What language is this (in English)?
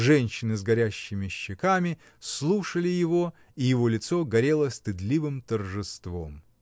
Russian